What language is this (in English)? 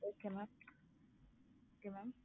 Tamil